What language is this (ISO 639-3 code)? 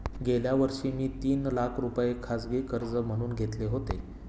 mar